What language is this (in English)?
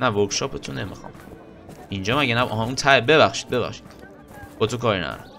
Persian